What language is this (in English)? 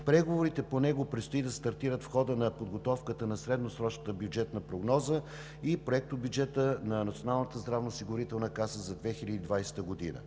Bulgarian